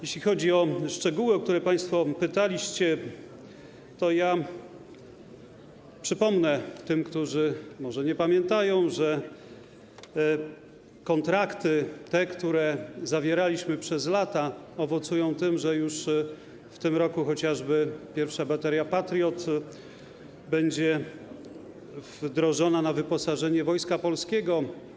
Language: Polish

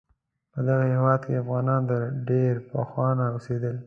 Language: Pashto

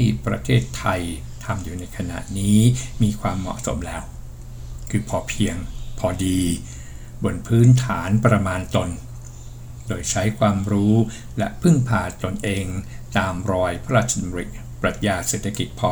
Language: Thai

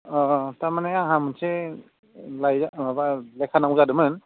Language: Bodo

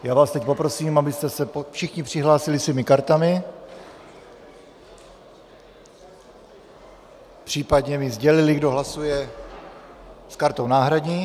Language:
Czech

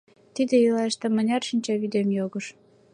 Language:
Mari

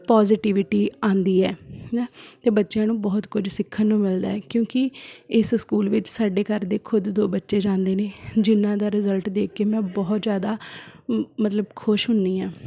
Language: Punjabi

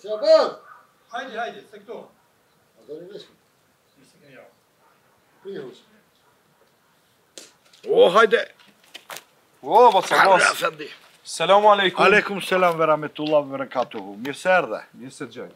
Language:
Romanian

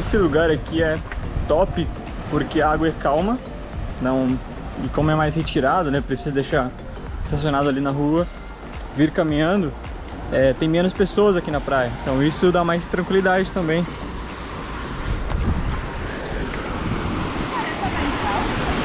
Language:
Portuguese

